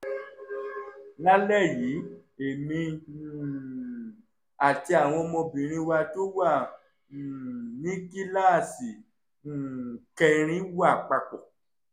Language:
Yoruba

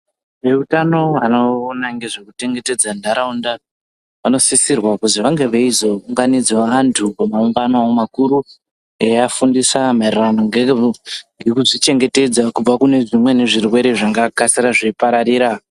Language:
Ndau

